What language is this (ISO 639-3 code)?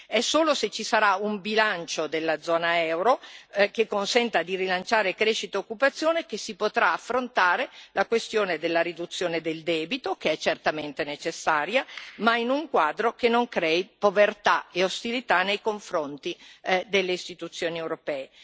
ita